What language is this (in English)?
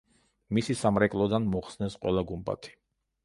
Georgian